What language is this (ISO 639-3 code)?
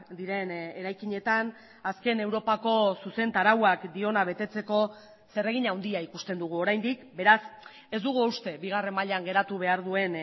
eus